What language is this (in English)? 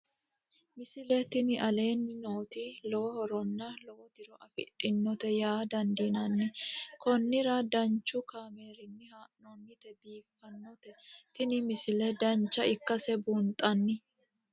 Sidamo